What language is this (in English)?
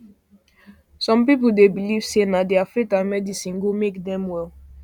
Nigerian Pidgin